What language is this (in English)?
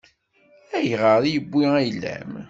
Kabyle